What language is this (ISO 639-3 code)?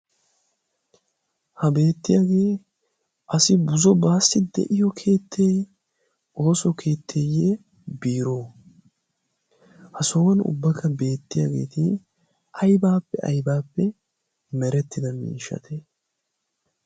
wal